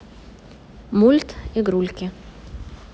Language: Russian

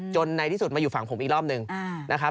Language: Thai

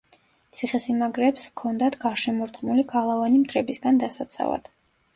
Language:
Georgian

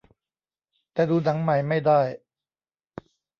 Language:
Thai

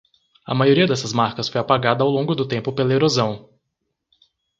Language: Portuguese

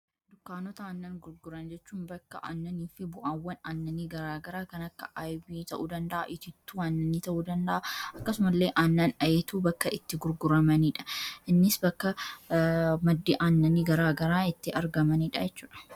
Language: Oromo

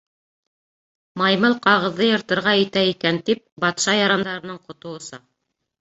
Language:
Bashkir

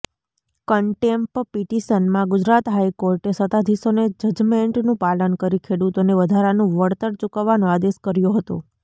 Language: Gujarati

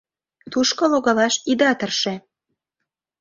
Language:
Mari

